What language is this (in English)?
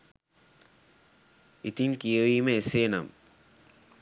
Sinhala